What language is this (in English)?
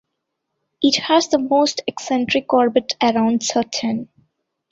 English